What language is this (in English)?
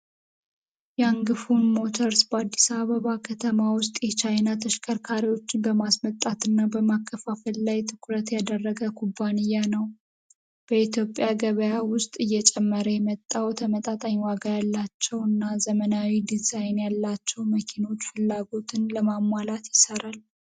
Amharic